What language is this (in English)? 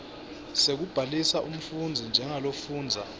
Swati